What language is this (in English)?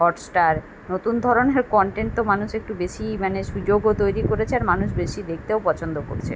Bangla